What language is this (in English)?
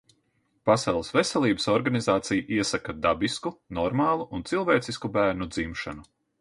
Latvian